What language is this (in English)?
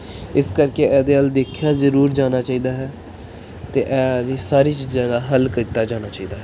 Punjabi